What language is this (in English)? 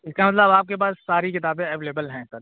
Urdu